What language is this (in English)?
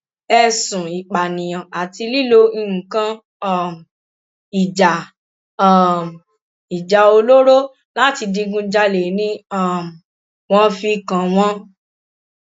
Yoruba